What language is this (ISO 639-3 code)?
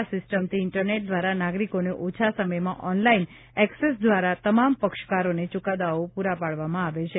guj